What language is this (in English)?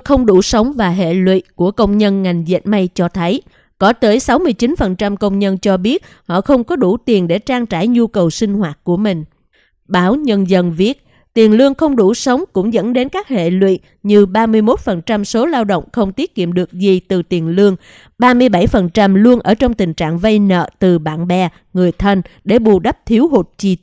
Vietnamese